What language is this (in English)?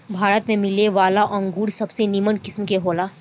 Bhojpuri